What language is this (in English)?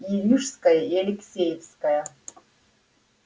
Russian